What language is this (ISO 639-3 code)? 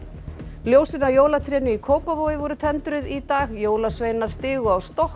isl